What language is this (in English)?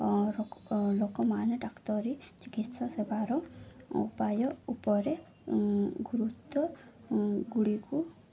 Odia